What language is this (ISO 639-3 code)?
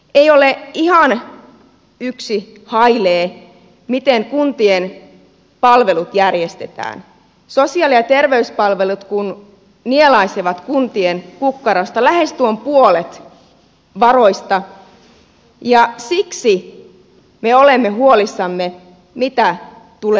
fin